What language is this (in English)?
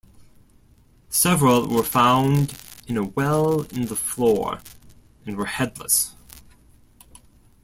English